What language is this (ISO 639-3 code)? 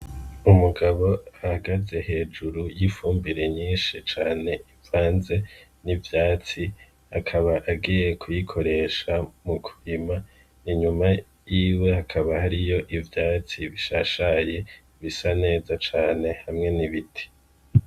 run